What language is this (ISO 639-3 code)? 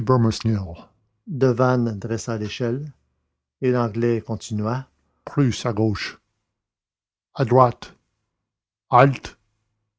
fra